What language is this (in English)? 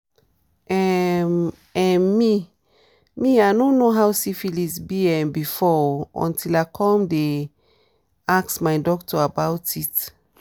Nigerian Pidgin